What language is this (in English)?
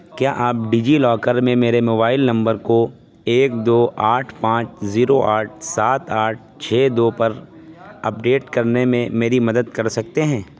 Urdu